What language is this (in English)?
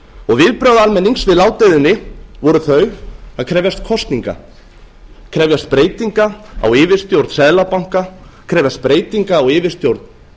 Icelandic